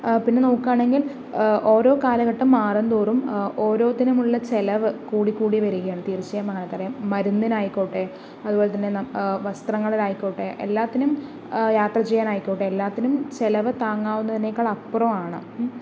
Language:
Malayalam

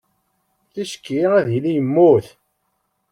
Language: Kabyle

